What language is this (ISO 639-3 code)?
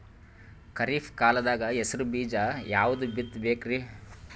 kan